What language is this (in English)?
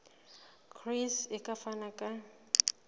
Southern Sotho